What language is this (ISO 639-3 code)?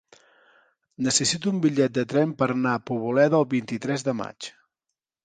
cat